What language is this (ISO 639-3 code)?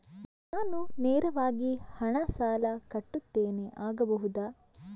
kan